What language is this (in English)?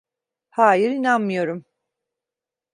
Turkish